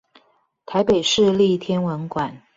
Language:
Chinese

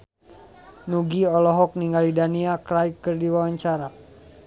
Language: Sundanese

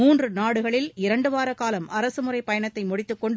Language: Tamil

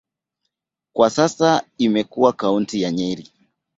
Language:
Swahili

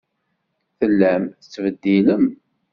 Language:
Kabyle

